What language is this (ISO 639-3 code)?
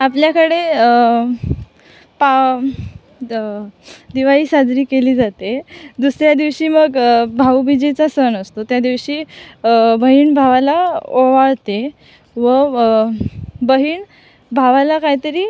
mar